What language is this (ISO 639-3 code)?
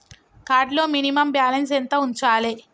tel